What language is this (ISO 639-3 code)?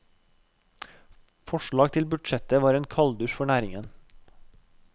nor